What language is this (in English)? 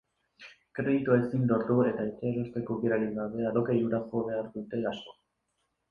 Basque